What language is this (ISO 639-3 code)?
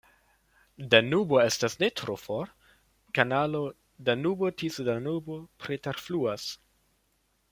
epo